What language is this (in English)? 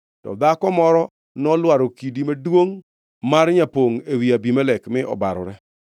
Luo (Kenya and Tanzania)